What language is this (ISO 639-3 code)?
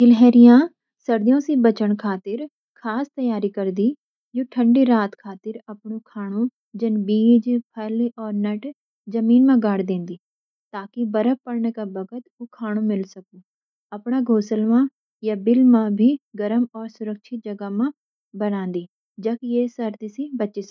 gbm